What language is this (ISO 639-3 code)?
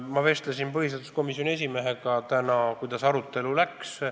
est